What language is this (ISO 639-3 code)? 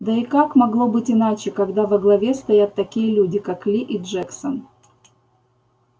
rus